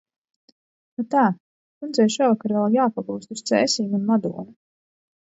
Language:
Latvian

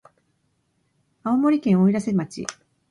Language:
Japanese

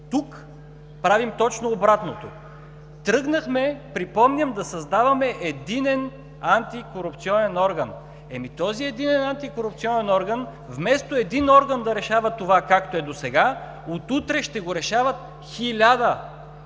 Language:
Bulgarian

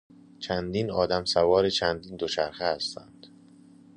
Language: Persian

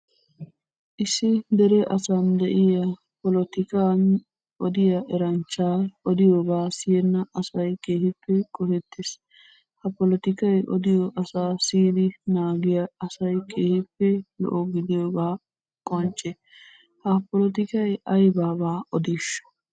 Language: Wolaytta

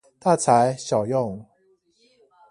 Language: Chinese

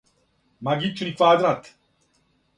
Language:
Serbian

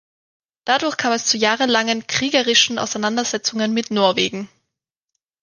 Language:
German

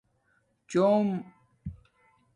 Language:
Domaaki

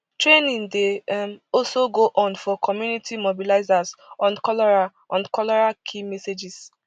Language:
Nigerian Pidgin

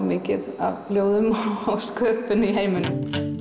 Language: Icelandic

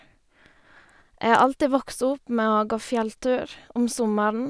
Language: Norwegian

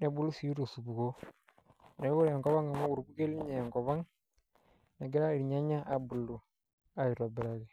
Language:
Masai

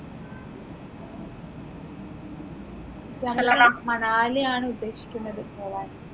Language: Malayalam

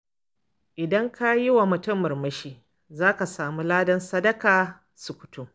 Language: Hausa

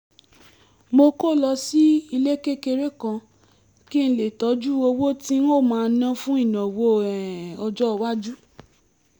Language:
Yoruba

